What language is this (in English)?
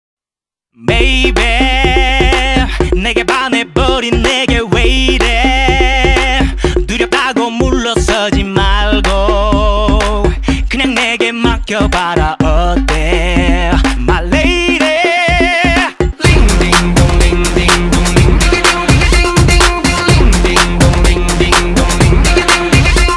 Hebrew